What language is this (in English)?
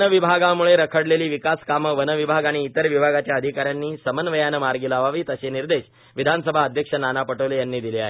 Marathi